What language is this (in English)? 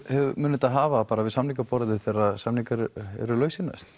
Icelandic